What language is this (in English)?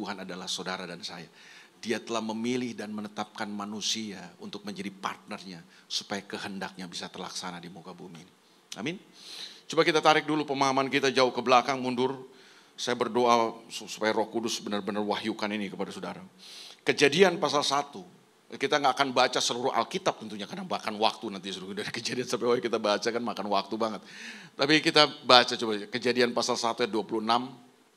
Indonesian